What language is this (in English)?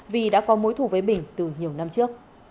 Vietnamese